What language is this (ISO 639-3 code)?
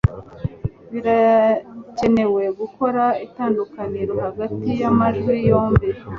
kin